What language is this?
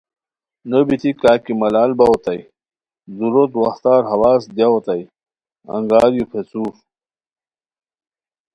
Khowar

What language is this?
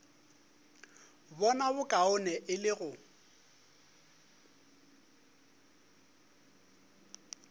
Northern Sotho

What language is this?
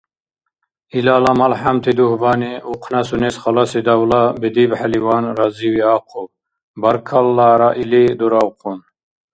Dargwa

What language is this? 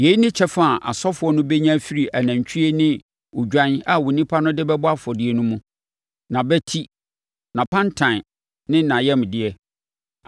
Akan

